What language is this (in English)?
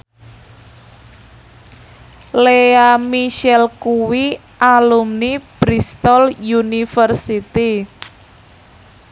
Javanese